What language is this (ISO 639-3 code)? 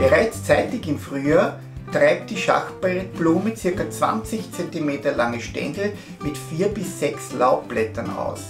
deu